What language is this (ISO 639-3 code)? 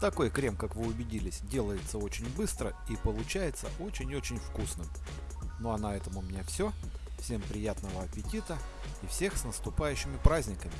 rus